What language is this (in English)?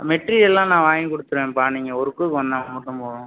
Tamil